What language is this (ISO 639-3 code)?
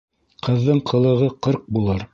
bak